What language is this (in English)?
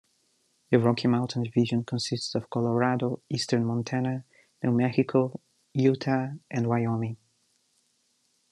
English